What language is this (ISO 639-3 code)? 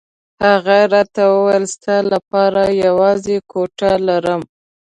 pus